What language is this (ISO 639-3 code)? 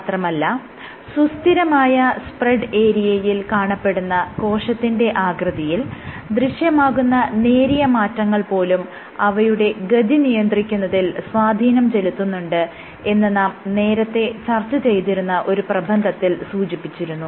mal